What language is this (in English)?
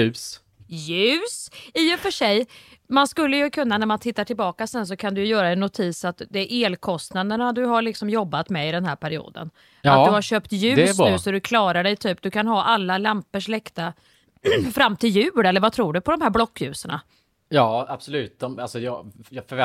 Swedish